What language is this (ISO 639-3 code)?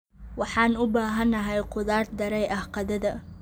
som